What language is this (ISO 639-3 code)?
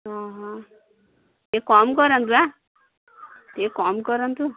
ori